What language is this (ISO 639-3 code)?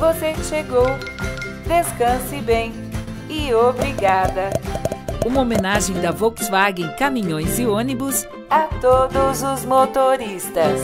por